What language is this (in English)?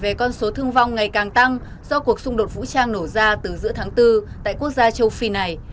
Vietnamese